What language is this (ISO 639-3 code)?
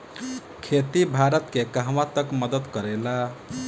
bho